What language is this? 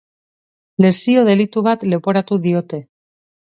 Basque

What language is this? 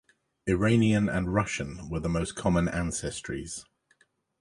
English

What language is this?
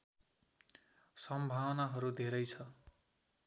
Nepali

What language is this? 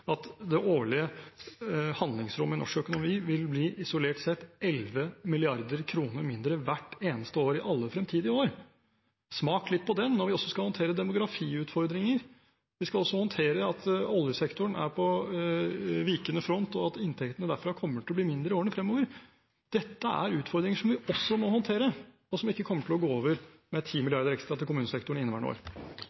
Norwegian Bokmål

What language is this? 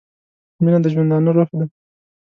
Pashto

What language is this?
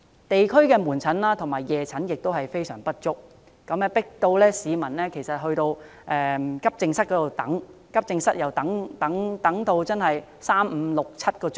Cantonese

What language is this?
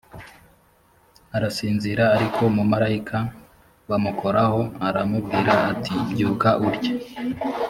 Kinyarwanda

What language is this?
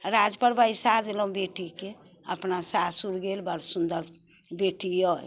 Maithili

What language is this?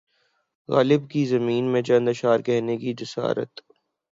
Urdu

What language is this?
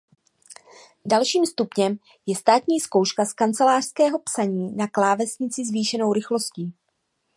Czech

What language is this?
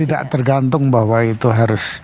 Indonesian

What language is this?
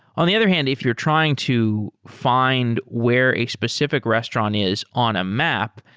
English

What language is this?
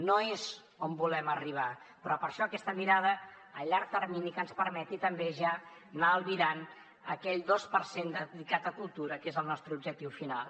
Catalan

